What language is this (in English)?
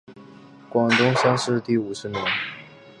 Chinese